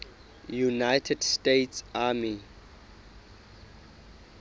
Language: Southern Sotho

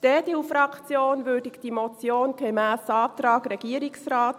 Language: Swiss German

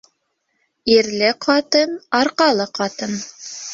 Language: Bashkir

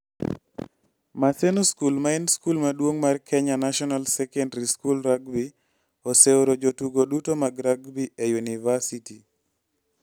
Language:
Luo (Kenya and Tanzania)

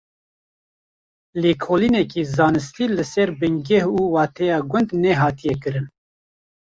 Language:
Kurdish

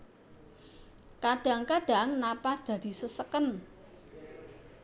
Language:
Javanese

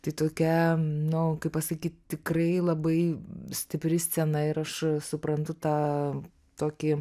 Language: Lithuanian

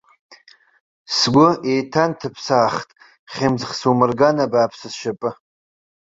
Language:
Abkhazian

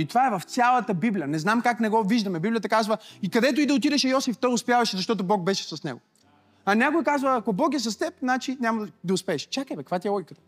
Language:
Bulgarian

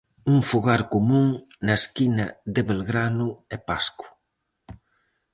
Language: Galician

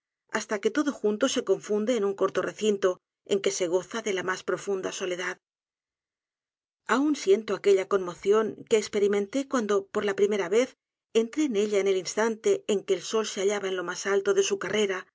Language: Spanish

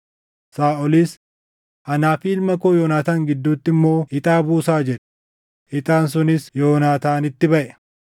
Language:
Oromo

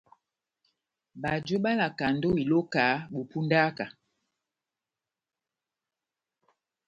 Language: Batanga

